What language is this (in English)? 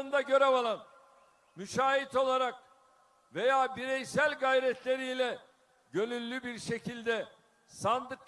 Turkish